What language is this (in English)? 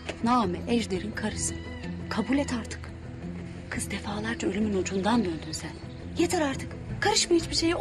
Turkish